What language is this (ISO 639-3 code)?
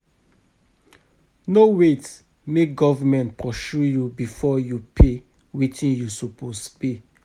pcm